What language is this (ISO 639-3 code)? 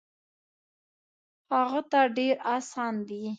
pus